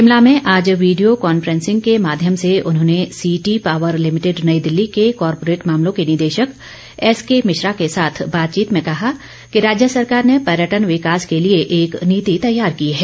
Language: Hindi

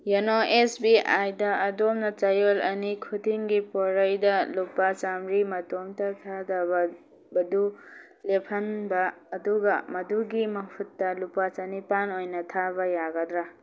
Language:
Manipuri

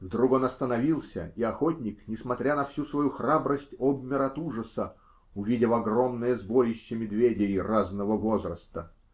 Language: Russian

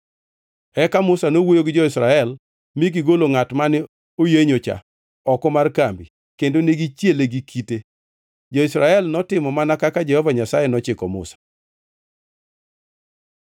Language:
Luo (Kenya and Tanzania)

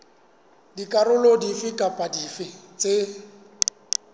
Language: Southern Sotho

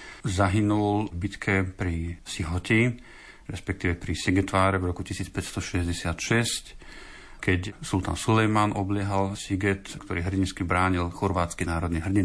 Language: Slovak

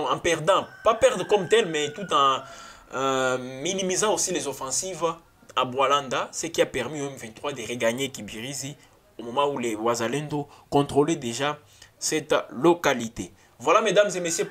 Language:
French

